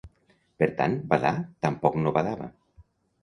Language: Catalan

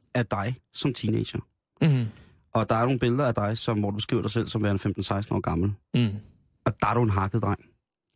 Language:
Danish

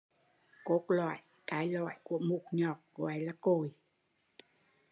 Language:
Vietnamese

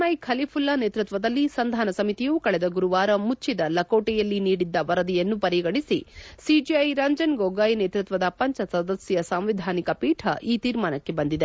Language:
Kannada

